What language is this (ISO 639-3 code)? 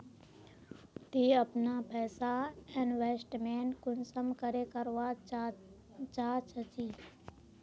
mag